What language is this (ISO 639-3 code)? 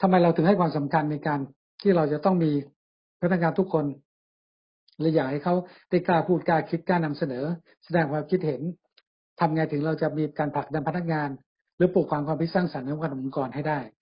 tha